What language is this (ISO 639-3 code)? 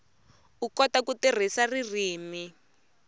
tso